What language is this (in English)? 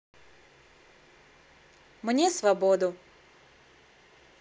Russian